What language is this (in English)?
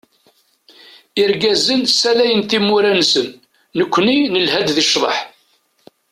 Kabyle